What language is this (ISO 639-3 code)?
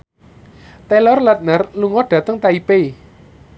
jav